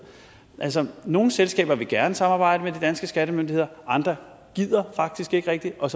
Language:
Danish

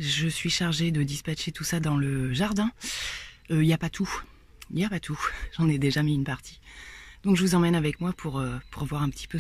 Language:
French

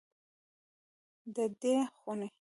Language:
Pashto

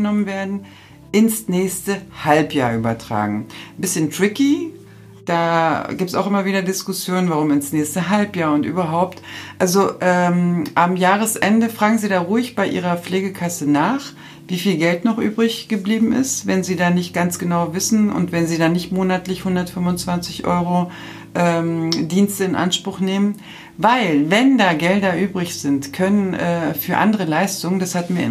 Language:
German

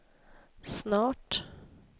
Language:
Swedish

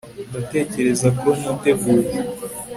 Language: Kinyarwanda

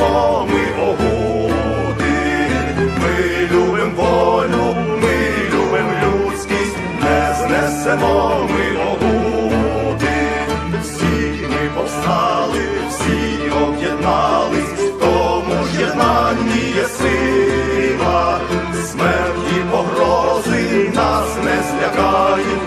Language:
Ukrainian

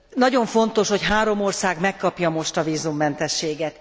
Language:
Hungarian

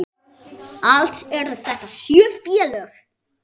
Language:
Icelandic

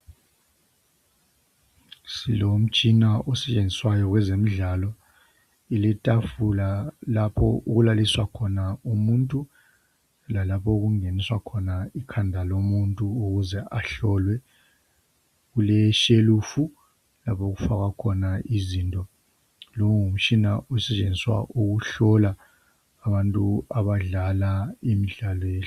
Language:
North Ndebele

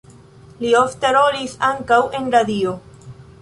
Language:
Esperanto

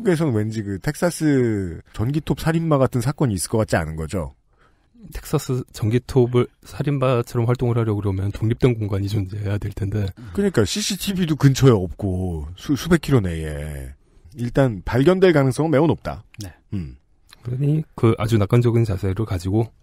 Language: Korean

